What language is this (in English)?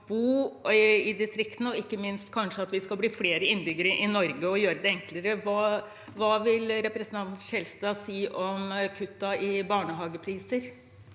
Norwegian